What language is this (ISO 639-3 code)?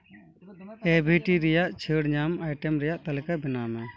sat